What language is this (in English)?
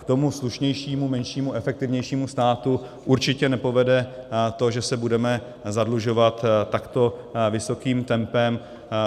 Czech